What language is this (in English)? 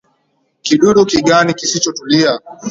Swahili